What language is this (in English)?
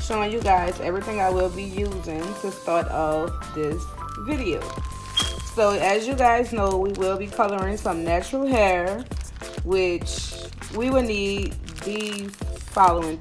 English